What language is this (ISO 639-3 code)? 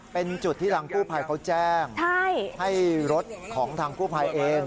tha